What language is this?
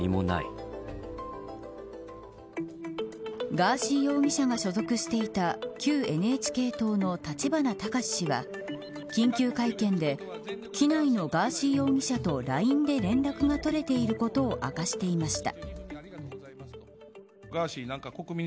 Japanese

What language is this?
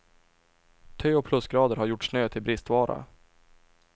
Swedish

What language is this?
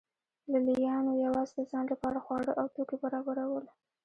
Pashto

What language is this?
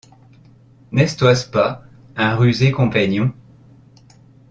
French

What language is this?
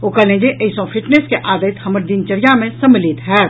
Maithili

